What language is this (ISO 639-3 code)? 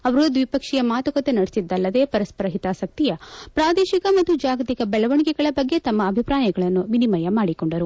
kan